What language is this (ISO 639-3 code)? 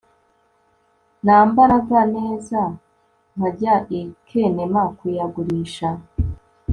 kin